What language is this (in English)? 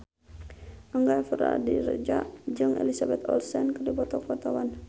Sundanese